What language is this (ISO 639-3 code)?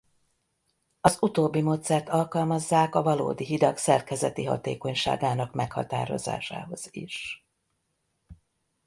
hun